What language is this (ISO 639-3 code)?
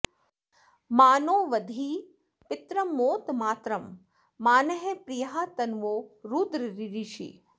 san